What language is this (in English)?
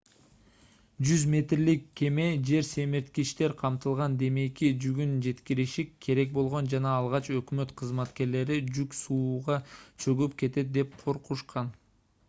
Kyrgyz